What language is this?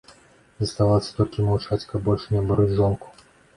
Belarusian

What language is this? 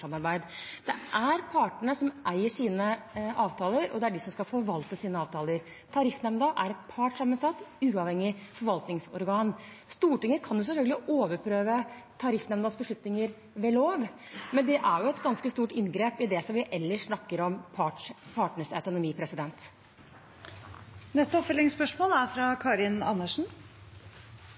Norwegian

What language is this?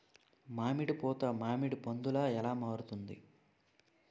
Telugu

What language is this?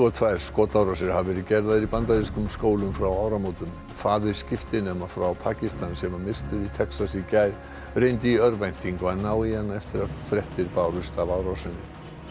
Icelandic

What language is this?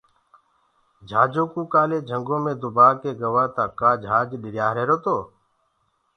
Gurgula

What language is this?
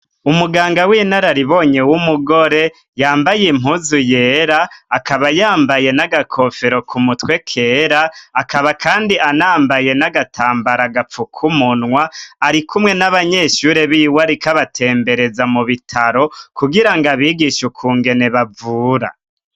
Rundi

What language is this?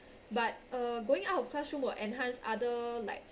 English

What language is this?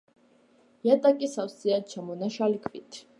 Georgian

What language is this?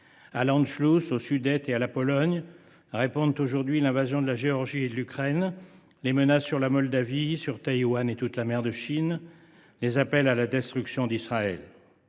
French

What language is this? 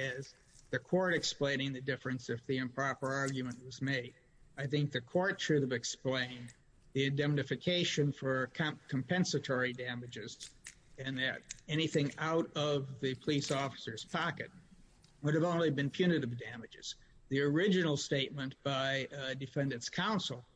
English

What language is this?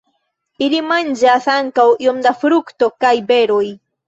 Esperanto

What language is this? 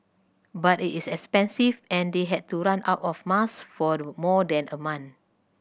English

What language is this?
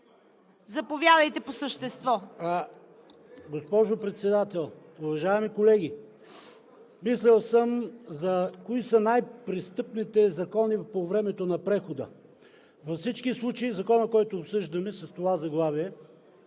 Bulgarian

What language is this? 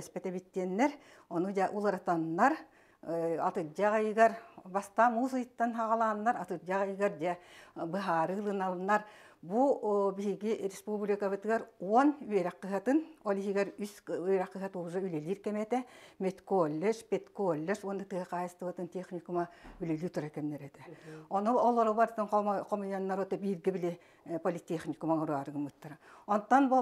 Arabic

